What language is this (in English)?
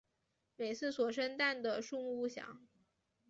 Chinese